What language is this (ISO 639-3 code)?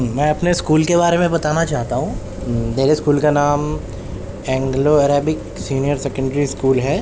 urd